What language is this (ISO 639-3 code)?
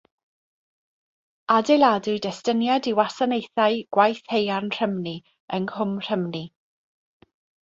cym